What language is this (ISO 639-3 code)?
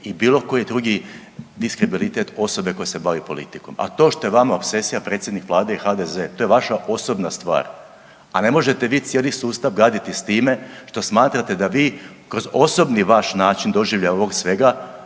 hrv